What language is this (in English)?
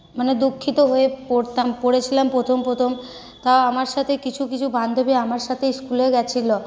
Bangla